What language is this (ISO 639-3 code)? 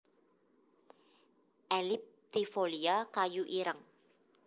jav